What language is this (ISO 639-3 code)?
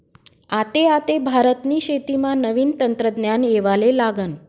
mar